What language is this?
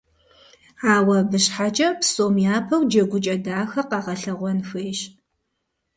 Kabardian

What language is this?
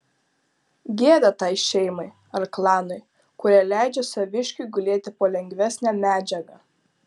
Lithuanian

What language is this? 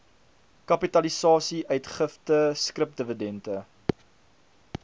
Afrikaans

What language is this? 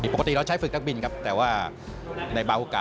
Thai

